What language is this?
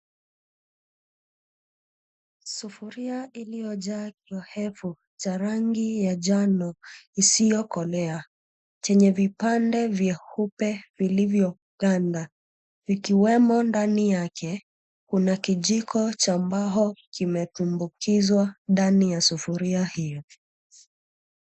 Swahili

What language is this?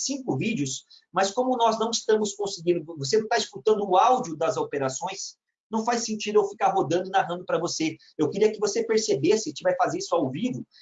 Portuguese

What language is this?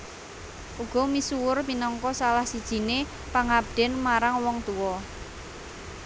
Javanese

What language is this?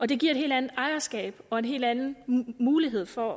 Danish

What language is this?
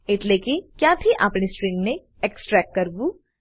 Gujarati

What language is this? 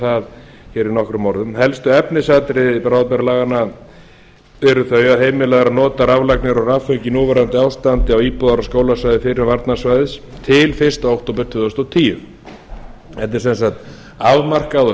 Icelandic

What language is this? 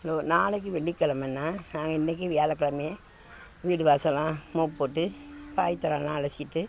Tamil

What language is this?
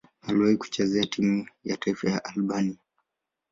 Swahili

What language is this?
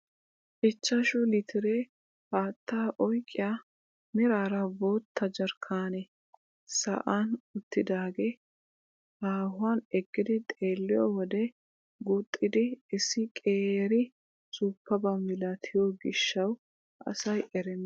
Wolaytta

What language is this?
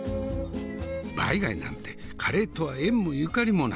Japanese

